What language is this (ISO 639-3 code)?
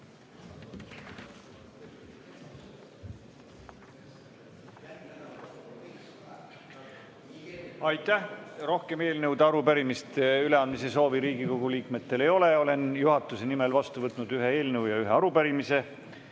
est